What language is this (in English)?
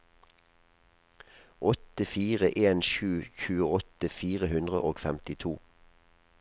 Norwegian